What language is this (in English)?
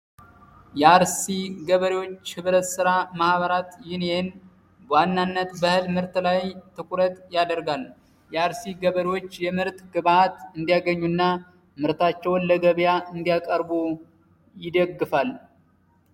Amharic